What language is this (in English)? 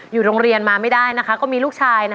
Thai